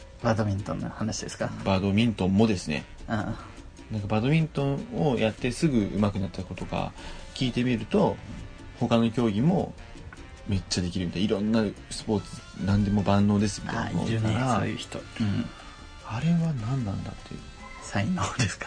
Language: Japanese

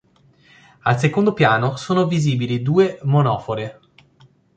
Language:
Italian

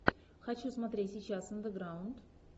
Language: Russian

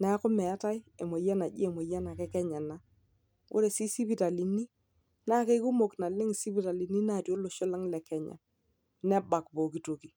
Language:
Masai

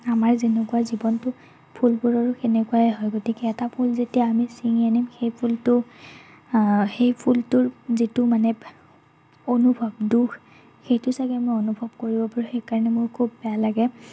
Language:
Assamese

